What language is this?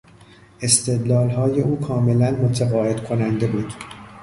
Persian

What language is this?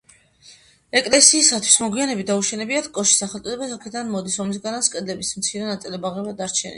Georgian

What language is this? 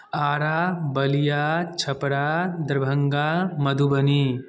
Maithili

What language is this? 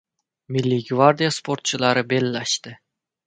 Uzbek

